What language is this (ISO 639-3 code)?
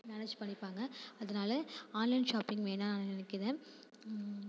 tam